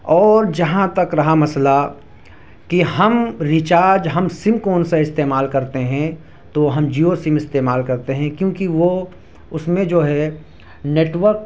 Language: Urdu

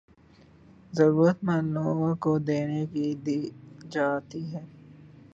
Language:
Urdu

